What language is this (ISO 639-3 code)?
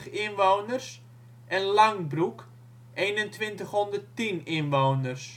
nld